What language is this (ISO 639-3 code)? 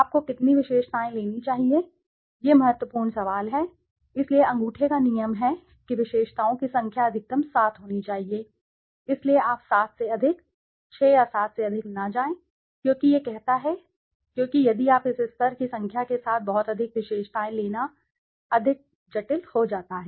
hin